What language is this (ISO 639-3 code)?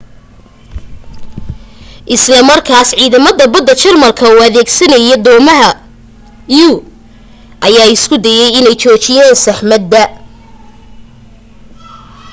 som